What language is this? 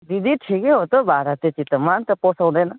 Nepali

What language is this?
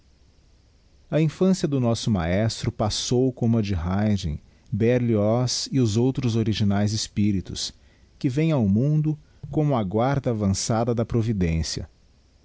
Portuguese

